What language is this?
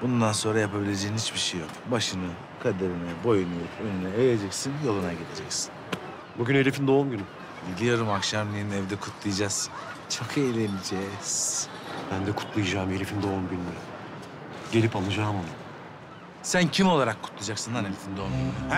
Turkish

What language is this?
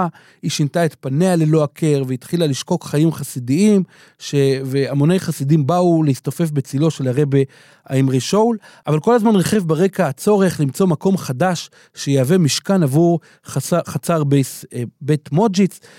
Hebrew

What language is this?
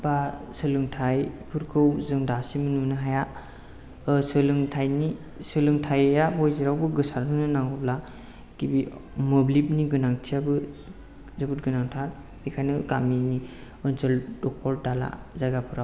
Bodo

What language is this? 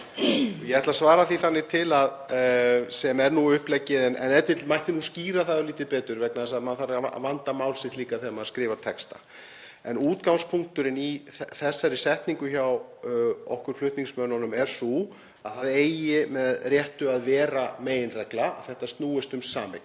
Icelandic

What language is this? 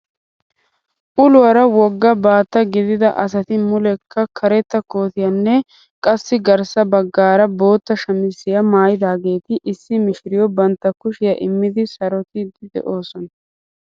Wolaytta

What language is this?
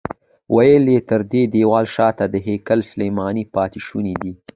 Pashto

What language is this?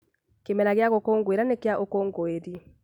Kikuyu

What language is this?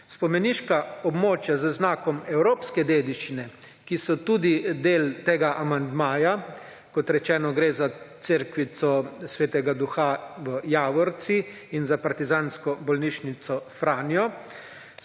Slovenian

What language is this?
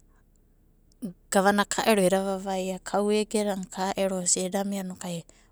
Abadi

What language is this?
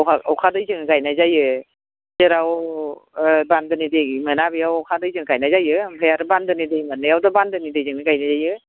Bodo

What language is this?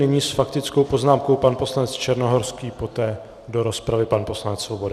Czech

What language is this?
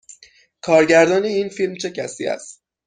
Persian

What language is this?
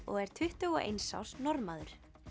Icelandic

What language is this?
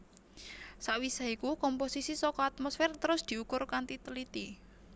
Javanese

